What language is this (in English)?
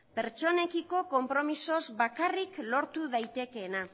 Basque